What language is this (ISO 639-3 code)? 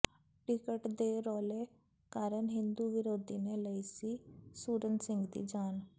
pan